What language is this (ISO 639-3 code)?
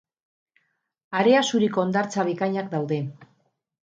eus